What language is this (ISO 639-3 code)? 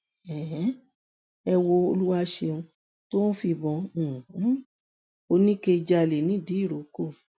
yor